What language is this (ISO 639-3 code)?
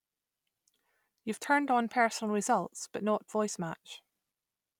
eng